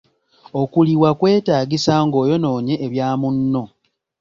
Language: Ganda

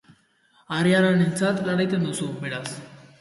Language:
Basque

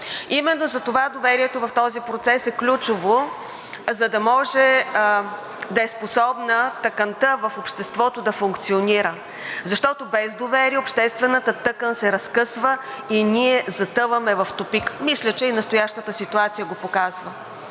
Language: Bulgarian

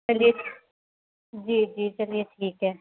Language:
Urdu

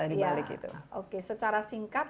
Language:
Indonesian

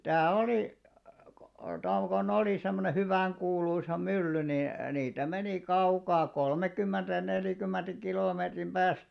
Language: Finnish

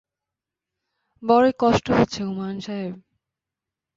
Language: Bangla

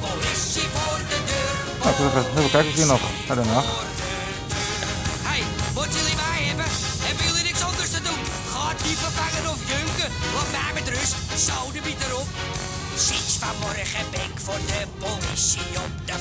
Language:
Dutch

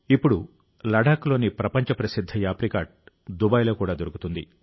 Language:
Telugu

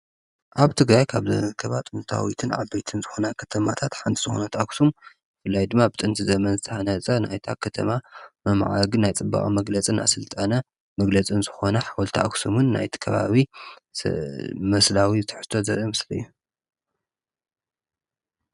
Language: Tigrinya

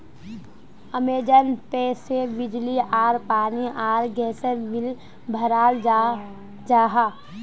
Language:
Magahi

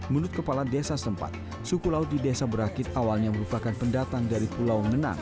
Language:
Indonesian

